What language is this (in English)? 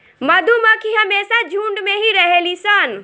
Bhojpuri